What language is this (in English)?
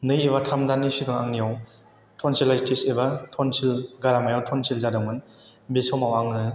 Bodo